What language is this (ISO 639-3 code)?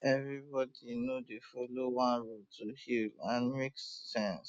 pcm